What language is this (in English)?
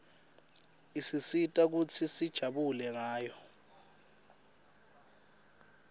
Swati